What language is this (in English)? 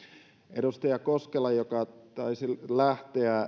Finnish